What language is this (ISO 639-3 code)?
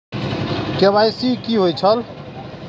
mai